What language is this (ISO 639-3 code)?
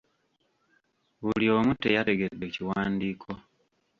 lug